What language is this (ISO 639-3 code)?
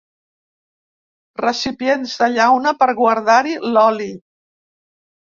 cat